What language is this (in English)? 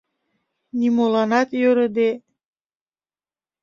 Mari